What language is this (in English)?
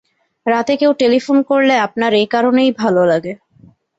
Bangla